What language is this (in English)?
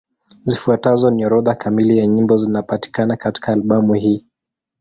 Swahili